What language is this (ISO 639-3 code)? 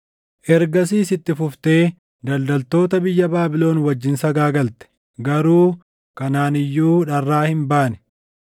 orm